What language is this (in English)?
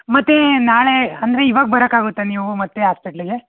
Kannada